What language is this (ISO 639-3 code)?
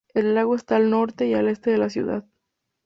spa